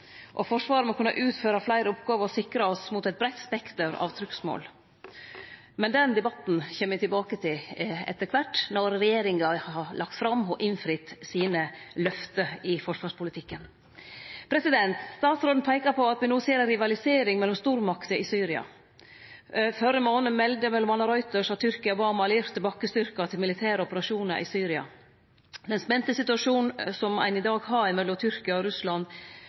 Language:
Norwegian Nynorsk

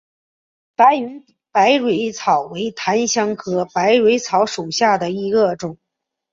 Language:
Chinese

